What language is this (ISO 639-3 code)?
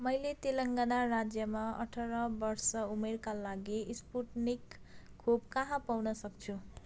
nep